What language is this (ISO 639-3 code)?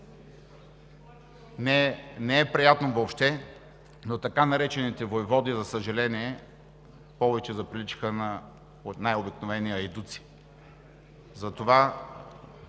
bul